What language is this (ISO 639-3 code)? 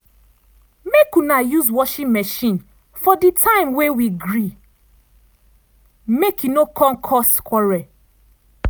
pcm